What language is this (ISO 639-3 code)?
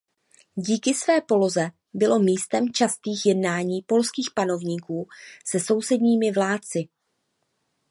ces